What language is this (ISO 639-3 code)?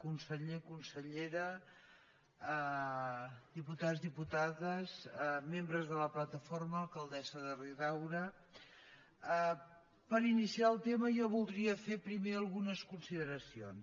cat